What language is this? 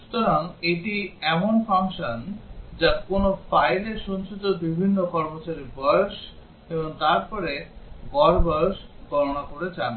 Bangla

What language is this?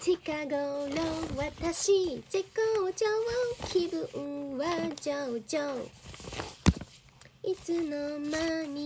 Japanese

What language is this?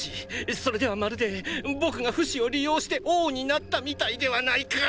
Japanese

